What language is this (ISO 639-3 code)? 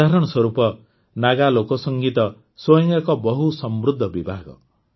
ori